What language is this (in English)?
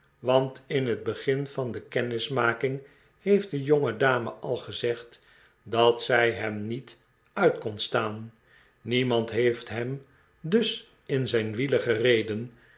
Dutch